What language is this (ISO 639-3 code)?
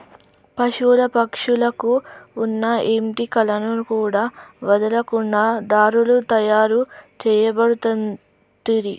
tel